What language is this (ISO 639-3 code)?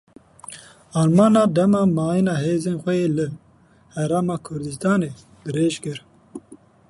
kur